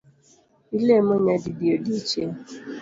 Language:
Luo (Kenya and Tanzania)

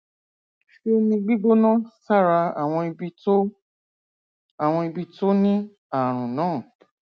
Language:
Yoruba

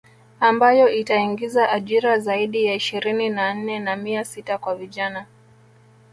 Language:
Swahili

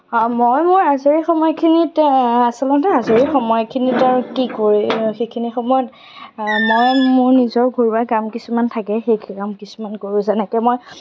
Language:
Assamese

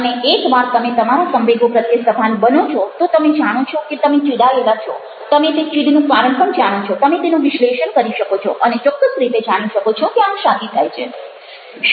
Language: Gujarati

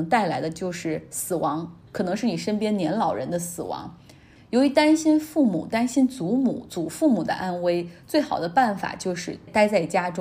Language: Chinese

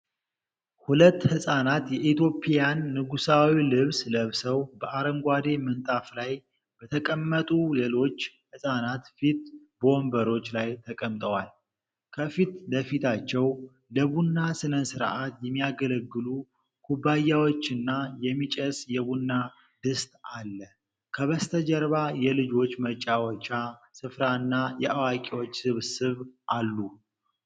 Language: Amharic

